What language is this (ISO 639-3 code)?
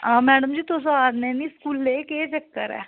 doi